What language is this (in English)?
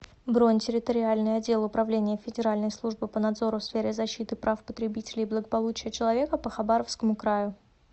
Russian